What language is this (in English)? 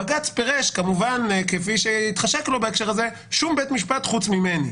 Hebrew